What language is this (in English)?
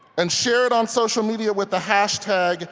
English